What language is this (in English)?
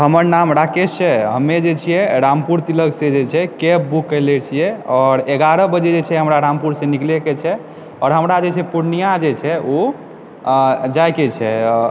Maithili